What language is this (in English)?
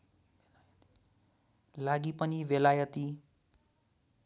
Nepali